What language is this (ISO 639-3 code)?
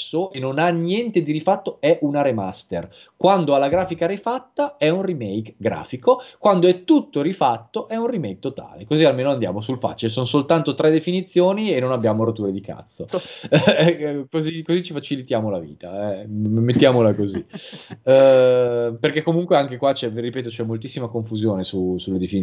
ita